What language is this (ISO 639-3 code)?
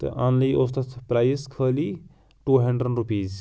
kas